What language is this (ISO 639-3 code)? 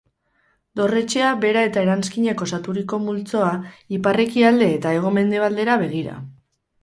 eus